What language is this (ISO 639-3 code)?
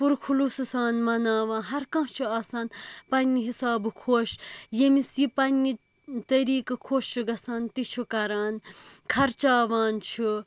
kas